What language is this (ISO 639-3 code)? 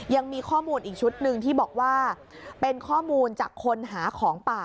tha